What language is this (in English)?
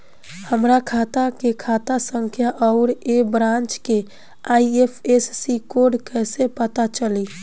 Bhojpuri